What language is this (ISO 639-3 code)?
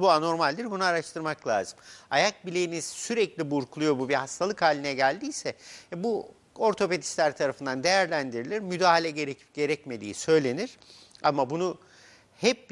tur